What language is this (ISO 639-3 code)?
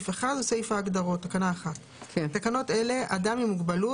heb